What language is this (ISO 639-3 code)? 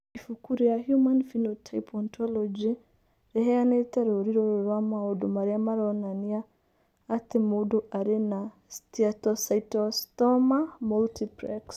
kik